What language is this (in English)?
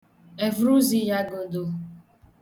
Igbo